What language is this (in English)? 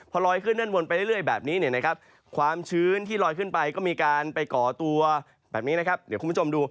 Thai